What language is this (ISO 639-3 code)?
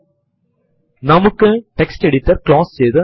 mal